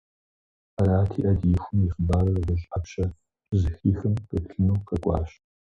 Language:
Kabardian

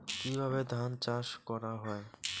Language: Bangla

